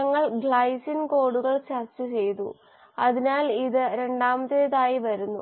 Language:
Malayalam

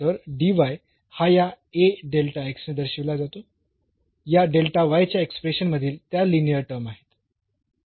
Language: Marathi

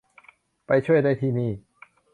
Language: Thai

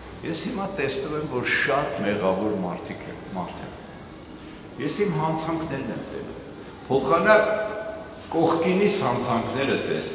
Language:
German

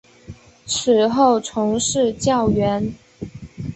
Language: Chinese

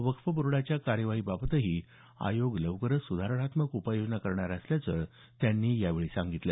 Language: Marathi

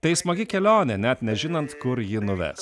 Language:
Lithuanian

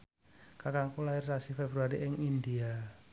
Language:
Javanese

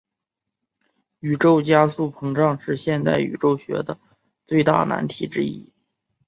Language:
Chinese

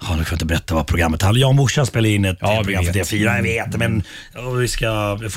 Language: Swedish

